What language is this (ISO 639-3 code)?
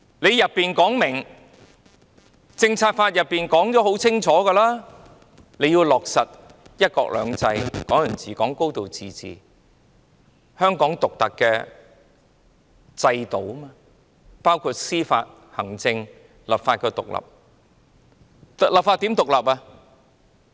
yue